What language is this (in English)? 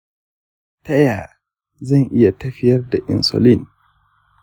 Hausa